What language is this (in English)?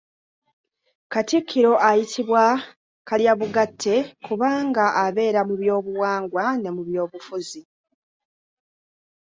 Ganda